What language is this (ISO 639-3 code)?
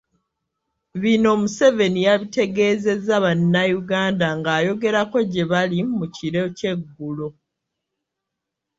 lug